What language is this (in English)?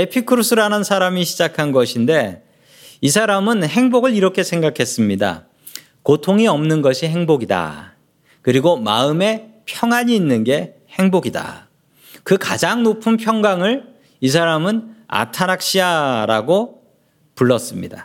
Korean